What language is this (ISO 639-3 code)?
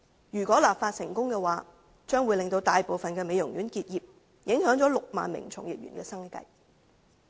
yue